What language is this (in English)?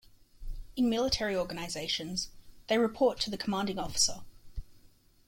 English